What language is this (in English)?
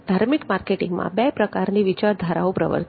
Gujarati